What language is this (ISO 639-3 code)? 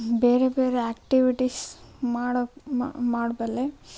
kan